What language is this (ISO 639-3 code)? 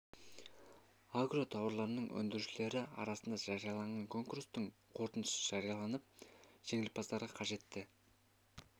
kaz